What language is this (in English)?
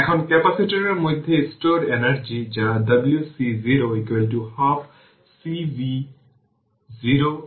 Bangla